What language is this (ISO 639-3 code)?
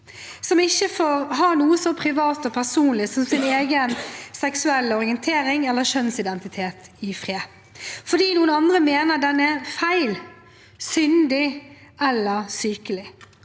nor